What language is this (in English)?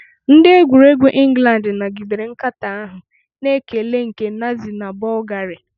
Igbo